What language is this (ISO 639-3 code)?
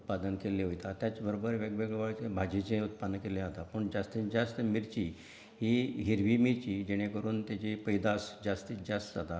kok